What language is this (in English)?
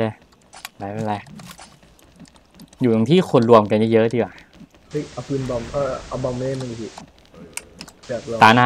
Thai